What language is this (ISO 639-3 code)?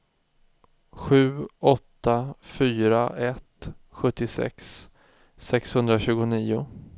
swe